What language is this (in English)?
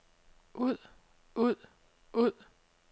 Danish